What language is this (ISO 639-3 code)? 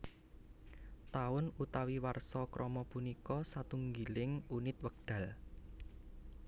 jav